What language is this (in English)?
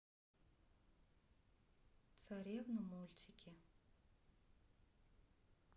Russian